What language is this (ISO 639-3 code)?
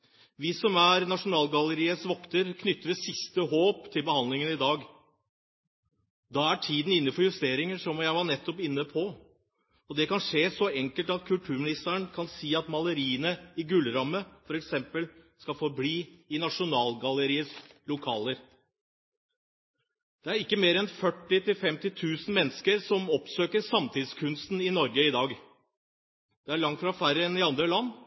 nob